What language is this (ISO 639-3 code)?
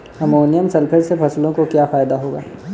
hin